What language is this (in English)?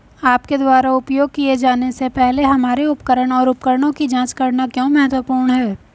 Hindi